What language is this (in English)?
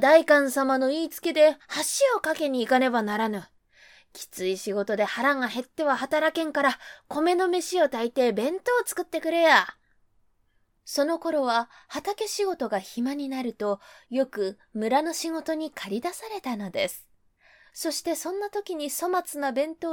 Japanese